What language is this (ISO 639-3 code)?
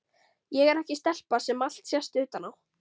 isl